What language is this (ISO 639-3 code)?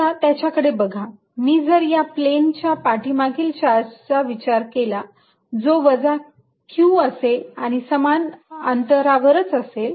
mar